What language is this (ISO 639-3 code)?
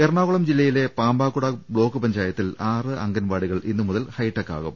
mal